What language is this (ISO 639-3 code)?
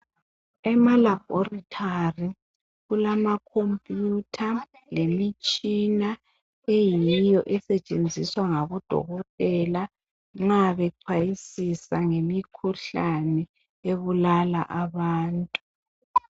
nde